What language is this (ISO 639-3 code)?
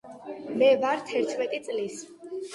kat